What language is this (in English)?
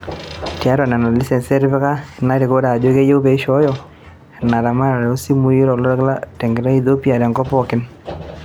Masai